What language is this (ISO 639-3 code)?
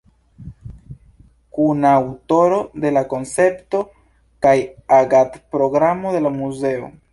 epo